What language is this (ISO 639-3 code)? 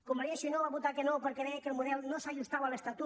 cat